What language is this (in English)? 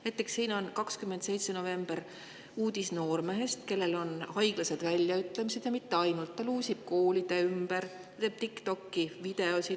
Estonian